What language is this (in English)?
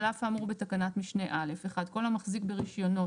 Hebrew